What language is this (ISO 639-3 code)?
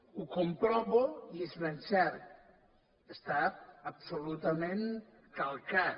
cat